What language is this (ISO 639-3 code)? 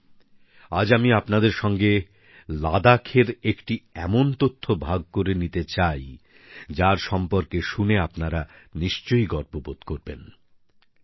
ben